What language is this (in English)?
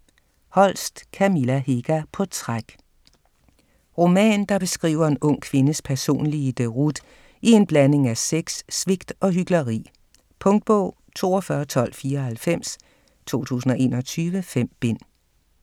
Danish